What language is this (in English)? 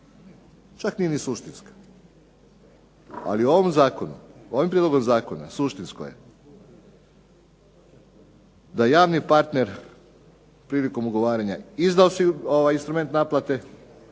Croatian